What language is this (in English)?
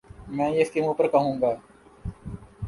Urdu